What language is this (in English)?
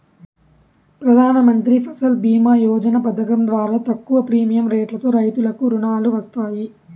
Telugu